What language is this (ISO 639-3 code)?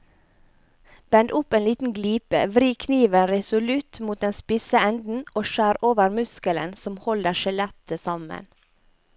nor